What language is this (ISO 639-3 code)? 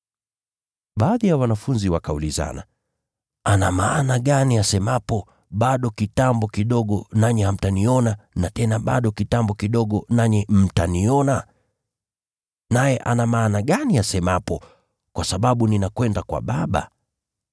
swa